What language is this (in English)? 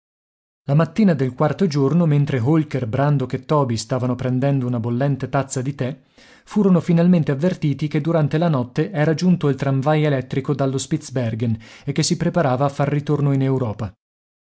Italian